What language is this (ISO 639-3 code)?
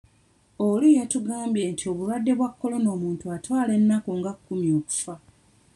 lug